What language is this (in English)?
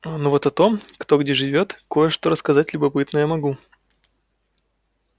Russian